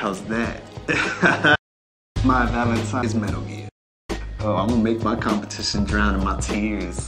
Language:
English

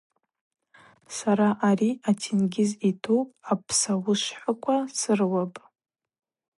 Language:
Abaza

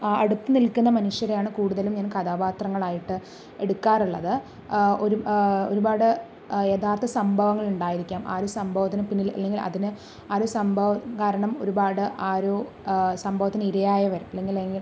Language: Malayalam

